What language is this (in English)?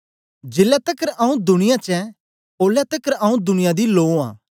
Dogri